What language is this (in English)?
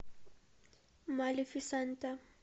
Russian